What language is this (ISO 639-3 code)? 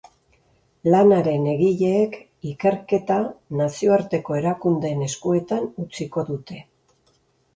eus